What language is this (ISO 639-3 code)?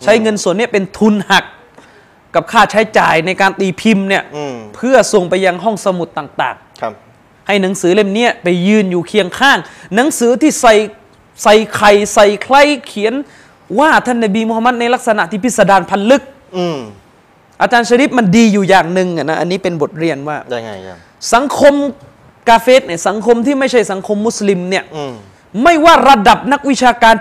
tha